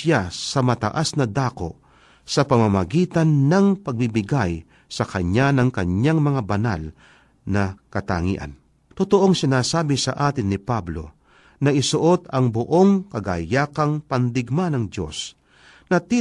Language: Filipino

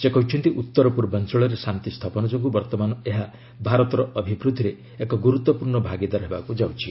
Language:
Odia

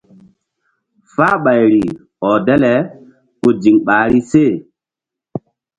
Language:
Mbum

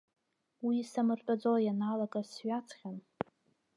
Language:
Abkhazian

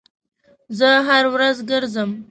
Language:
Pashto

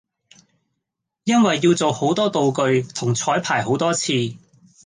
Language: Cantonese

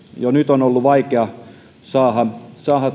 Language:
Finnish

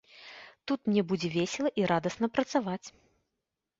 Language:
Belarusian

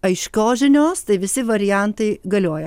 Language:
Lithuanian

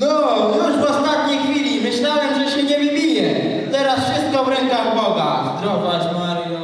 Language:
Polish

